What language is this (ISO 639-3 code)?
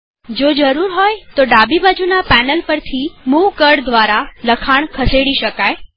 guj